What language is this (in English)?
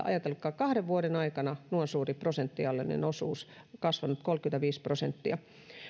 Finnish